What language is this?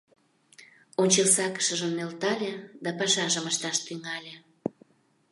Mari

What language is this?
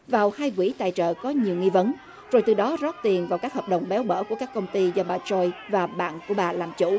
Vietnamese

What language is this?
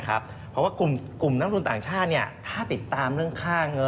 Thai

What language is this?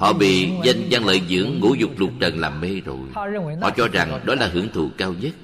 Vietnamese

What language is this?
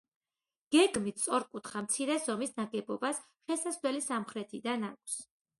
Georgian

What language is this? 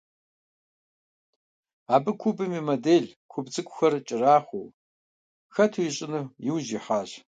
Kabardian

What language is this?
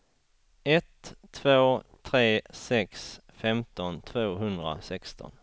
Swedish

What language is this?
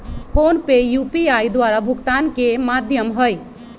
Magahi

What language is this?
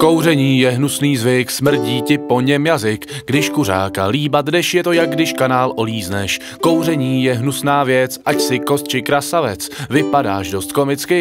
Czech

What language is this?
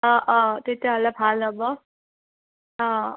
Assamese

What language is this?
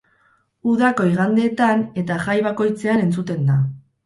Basque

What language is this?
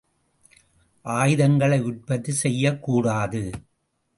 Tamil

